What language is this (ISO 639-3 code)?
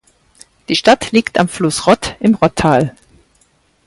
deu